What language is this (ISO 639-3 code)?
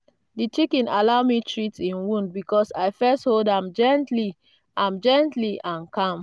pcm